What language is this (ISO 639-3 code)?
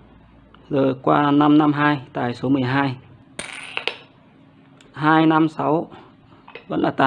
vie